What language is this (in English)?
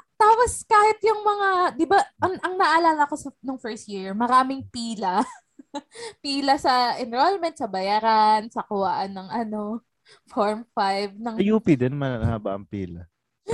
Filipino